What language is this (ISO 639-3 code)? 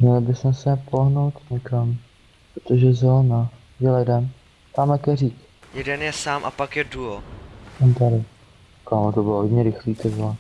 ces